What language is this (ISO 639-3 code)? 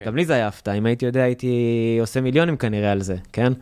heb